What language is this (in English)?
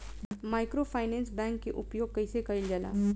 Bhojpuri